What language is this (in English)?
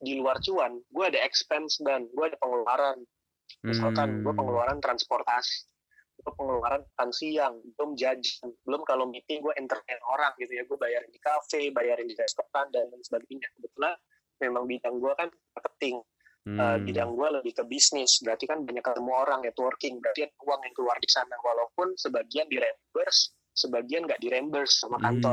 Indonesian